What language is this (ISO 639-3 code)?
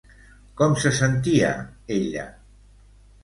cat